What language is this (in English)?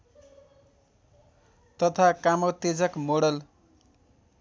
Nepali